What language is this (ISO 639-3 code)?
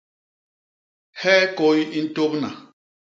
bas